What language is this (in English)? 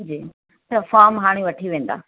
Sindhi